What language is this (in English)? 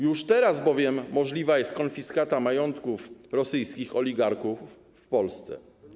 Polish